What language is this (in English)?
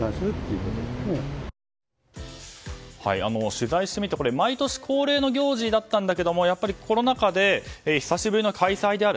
Japanese